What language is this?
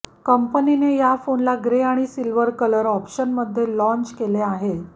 Marathi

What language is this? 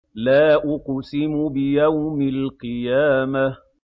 Arabic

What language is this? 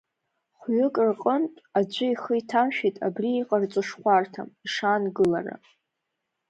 Abkhazian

